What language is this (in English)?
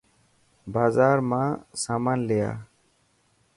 Dhatki